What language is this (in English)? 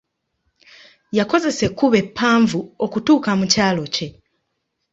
Ganda